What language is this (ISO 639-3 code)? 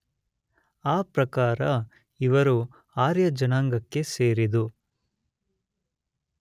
kan